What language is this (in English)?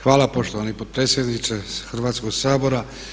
Croatian